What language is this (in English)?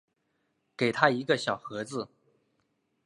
Chinese